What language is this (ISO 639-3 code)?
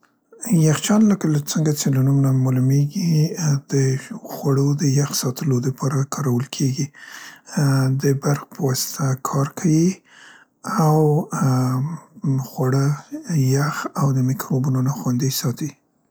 pst